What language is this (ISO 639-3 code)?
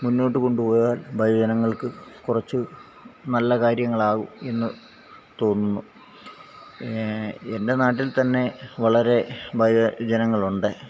mal